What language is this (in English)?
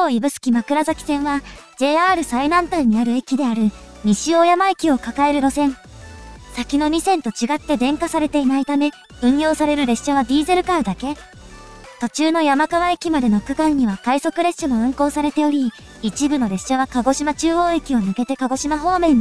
Japanese